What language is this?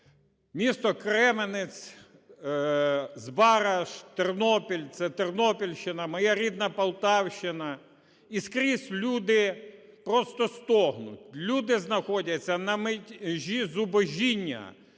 Ukrainian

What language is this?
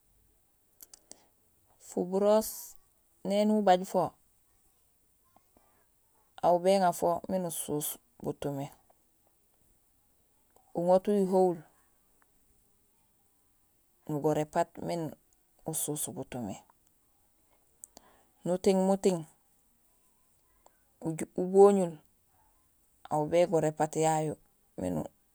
Gusilay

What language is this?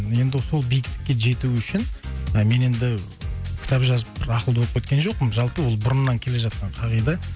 Kazakh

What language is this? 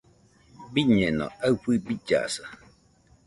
Nüpode Huitoto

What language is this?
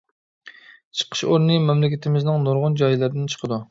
Uyghur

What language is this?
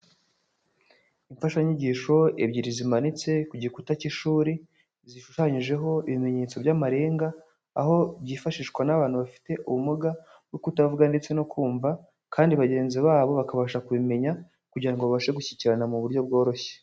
Kinyarwanda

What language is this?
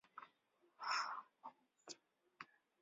Chinese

